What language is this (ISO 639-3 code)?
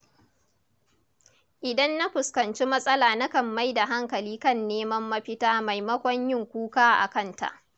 hau